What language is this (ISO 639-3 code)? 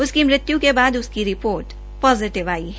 hin